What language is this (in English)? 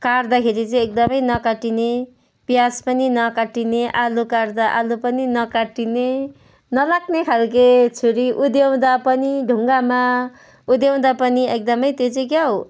Nepali